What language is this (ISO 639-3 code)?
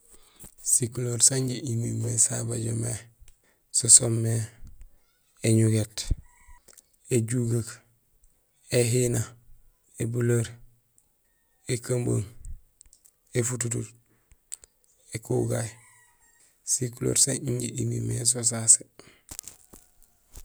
gsl